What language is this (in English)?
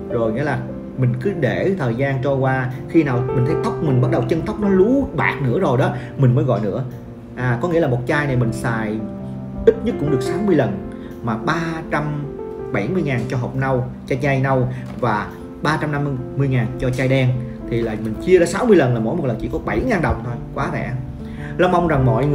Vietnamese